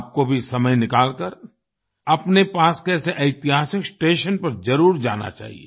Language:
Hindi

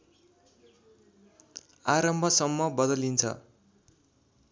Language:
Nepali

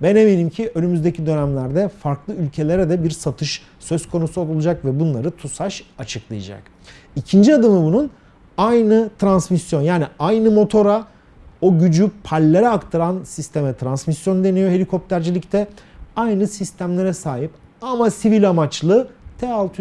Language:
Turkish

